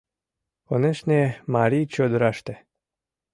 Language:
Mari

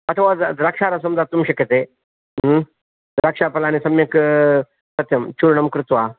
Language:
Sanskrit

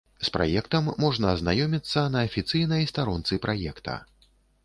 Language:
Belarusian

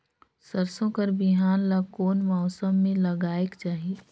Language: Chhattisgarhi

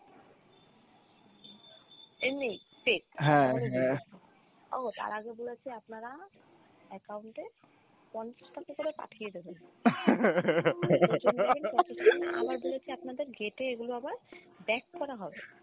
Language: Bangla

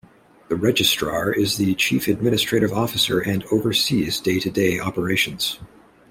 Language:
English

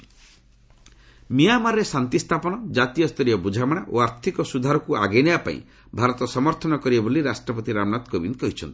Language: Odia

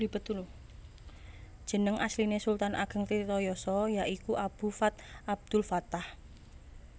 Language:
Javanese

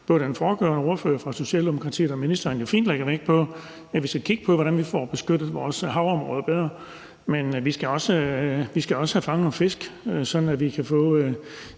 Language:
Danish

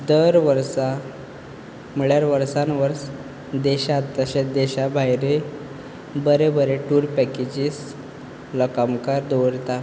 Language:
Konkani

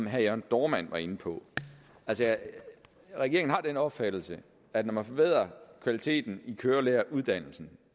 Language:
Danish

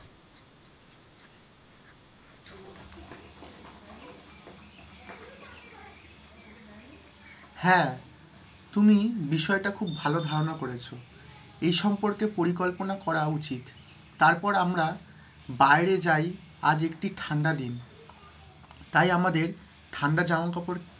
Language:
Bangla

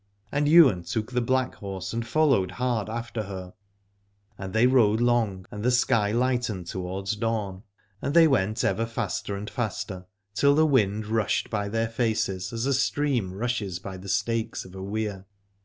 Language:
English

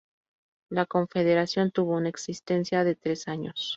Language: Spanish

